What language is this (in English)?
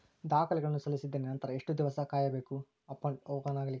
Kannada